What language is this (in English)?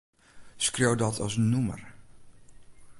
Western Frisian